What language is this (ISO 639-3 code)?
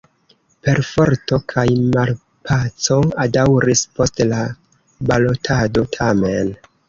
epo